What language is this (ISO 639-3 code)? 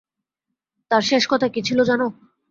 ben